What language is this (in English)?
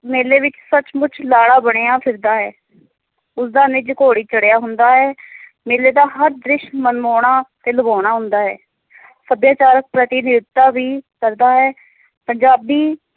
Punjabi